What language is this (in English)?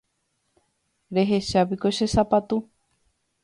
Guarani